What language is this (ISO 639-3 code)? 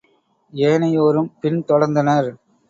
tam